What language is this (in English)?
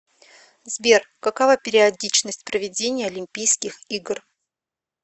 Russian